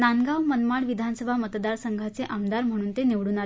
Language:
Marathi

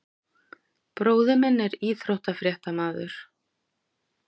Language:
Icelandic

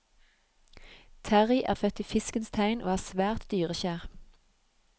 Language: Norwegian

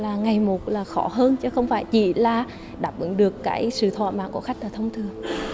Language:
Vietnamese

